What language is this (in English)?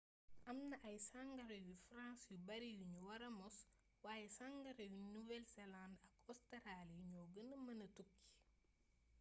Wolof